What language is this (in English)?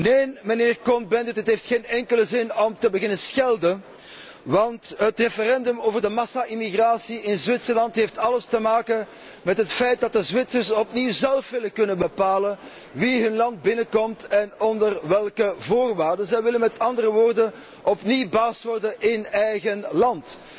Dutch